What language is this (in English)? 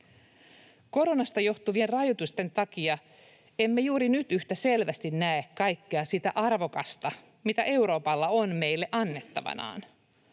Finnish